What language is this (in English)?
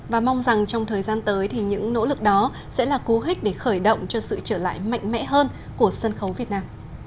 Vietnamese